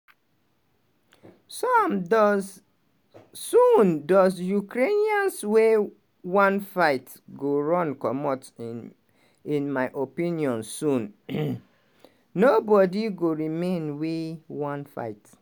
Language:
Nigerian Pidgin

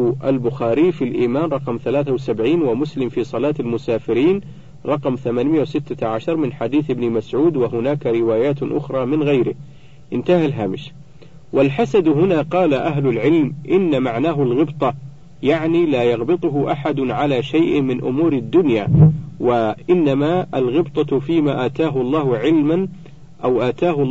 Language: Arabic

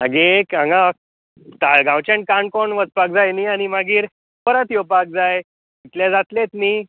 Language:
Konkani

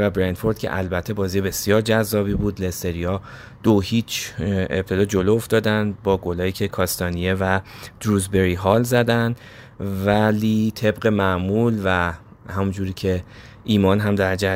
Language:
Persian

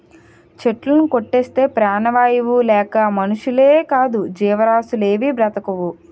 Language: Telugu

